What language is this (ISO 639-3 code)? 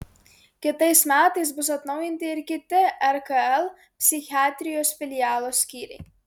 lit